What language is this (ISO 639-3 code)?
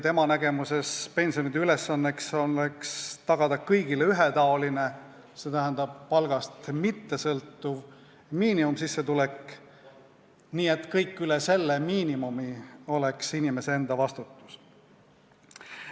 est